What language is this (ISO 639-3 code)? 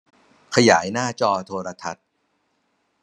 tha